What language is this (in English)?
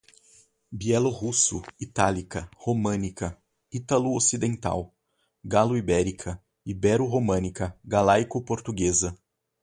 Portuguese